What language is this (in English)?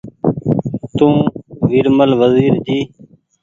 Goaria